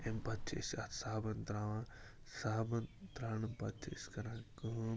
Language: Kashmiri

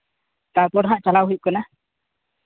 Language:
Santali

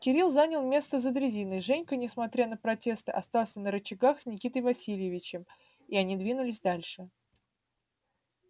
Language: Russian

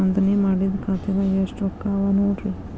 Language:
Kannada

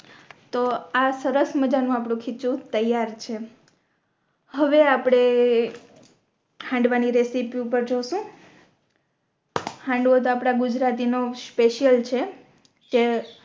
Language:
Gujarati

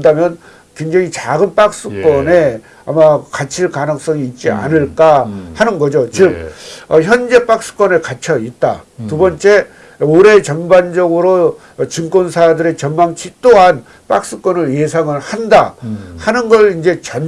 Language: Korean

